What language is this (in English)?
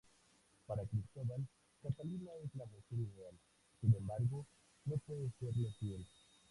Spanish